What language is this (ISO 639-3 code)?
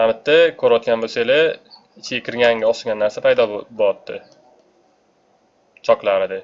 tur